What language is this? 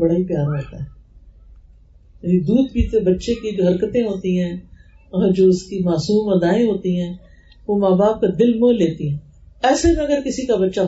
Urdu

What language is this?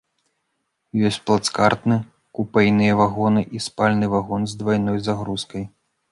Belarusian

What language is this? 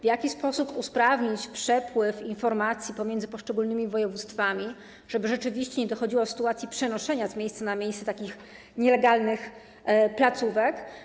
Polish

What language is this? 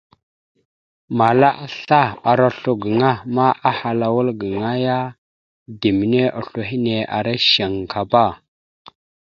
Mada (Cameroon)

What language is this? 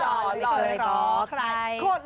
Thai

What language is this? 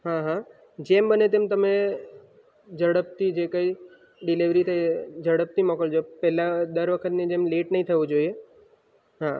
Gujarati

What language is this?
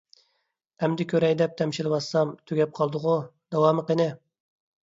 Uyghur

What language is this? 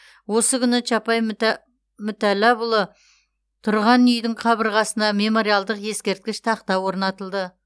Kazakh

